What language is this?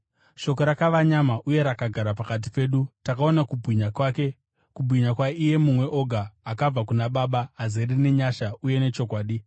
Shona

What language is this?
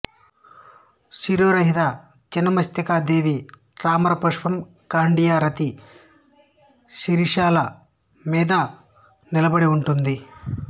Telugu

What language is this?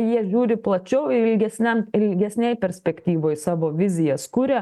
Lithuanian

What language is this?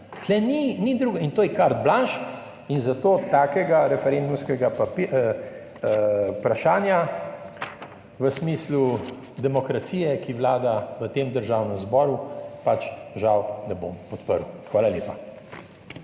Slovenian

